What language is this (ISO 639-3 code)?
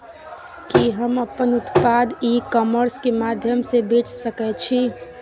mai